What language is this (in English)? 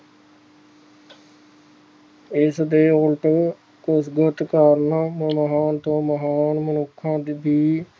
Punjabi